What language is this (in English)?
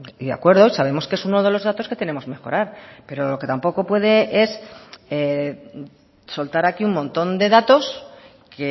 Spanish